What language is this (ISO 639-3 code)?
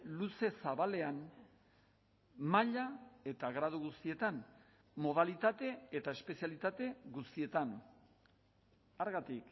eus